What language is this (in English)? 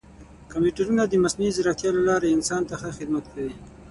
Pashto